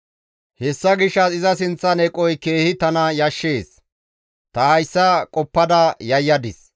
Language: Gamo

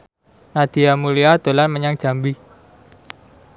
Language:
Javanese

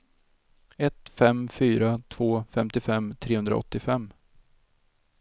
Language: Swedish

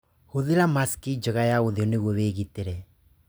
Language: Kikuyu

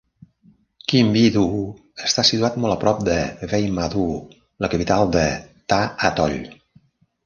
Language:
Catalan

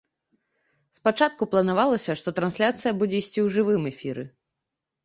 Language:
Belarusian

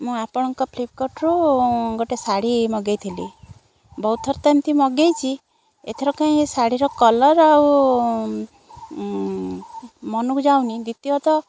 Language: Odia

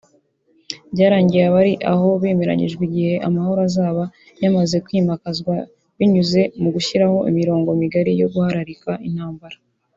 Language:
Kinyarwanda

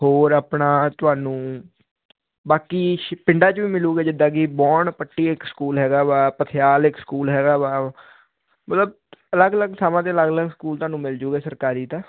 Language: Punjabi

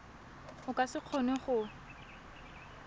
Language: Tswana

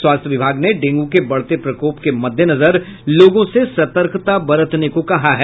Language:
Hindi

